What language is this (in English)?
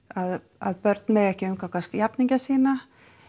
Icelandic